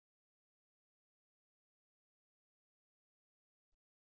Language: Telugu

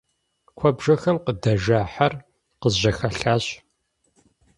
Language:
Kabardian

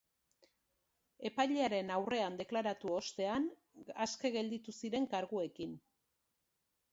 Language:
Basque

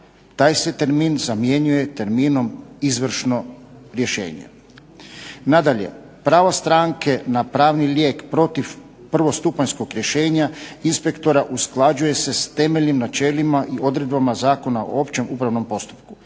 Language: Croatian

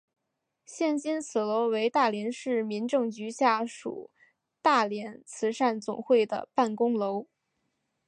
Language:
Chinese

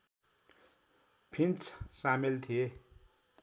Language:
Nepali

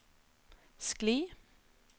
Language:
Norwegian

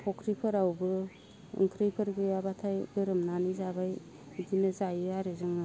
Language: Bodo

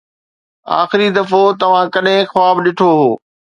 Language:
Sindhi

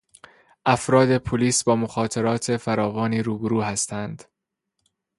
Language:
Persian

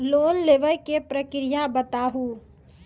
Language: Maithili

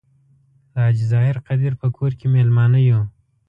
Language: Pashto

